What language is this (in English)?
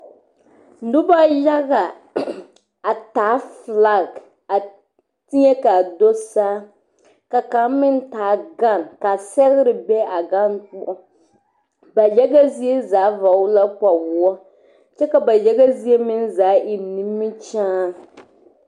Southern Dagaare